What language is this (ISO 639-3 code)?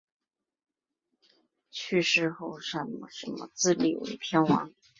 zho